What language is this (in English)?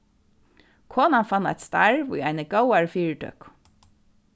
Faroese